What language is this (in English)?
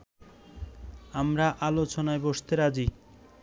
Bangla